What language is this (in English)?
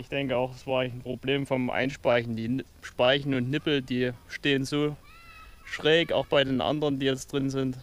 German